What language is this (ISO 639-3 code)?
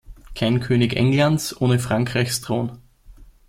deu